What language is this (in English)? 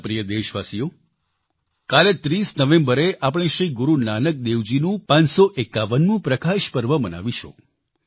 Gujarati